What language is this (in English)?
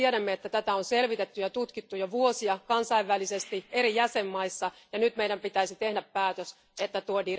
Finnish